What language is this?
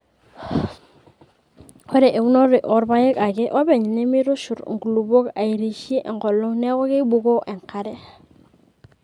Masai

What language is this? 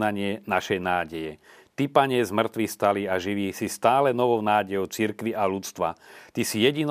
Slovak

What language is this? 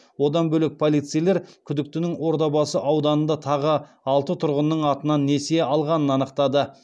Kazakh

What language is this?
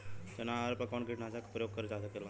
Bhojpuri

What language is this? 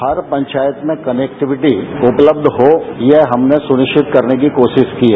Hindi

